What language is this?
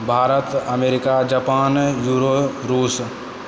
Maithili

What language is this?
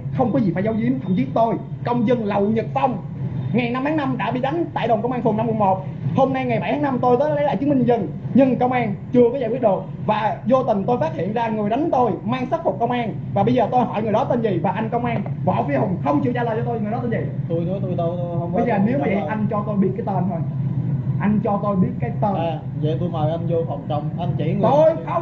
Vietnamese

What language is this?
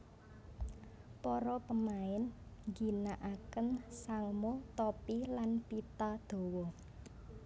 Javanese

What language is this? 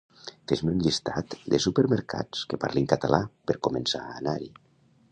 Catalan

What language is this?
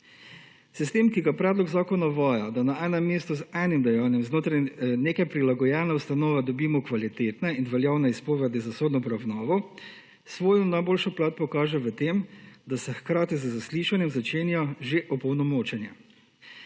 Slovenian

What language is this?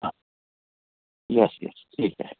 Marathi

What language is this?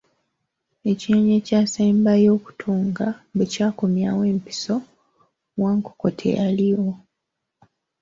Ganda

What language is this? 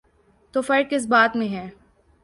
Urdu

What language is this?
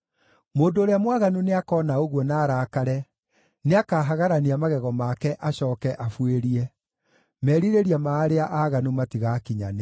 Kikuyu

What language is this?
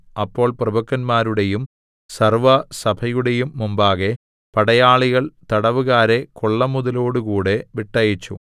Malayalam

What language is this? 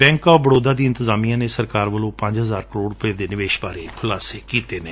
Punjabi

